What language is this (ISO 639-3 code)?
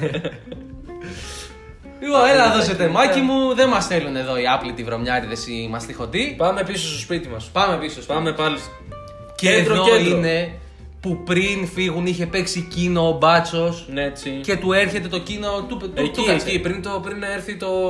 ell